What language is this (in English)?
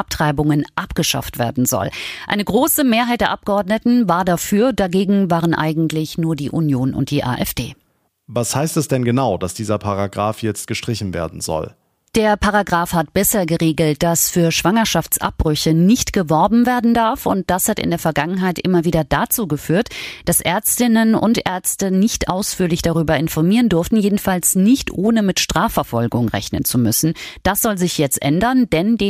German